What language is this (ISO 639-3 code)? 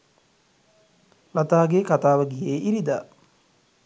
sin